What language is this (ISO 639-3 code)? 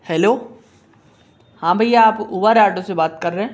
hin